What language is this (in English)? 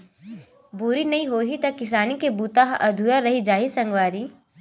Chhattisgarhi